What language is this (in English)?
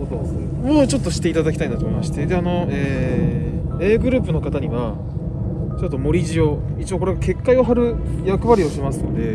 Japanese